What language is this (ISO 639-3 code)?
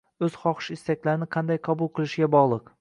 uzb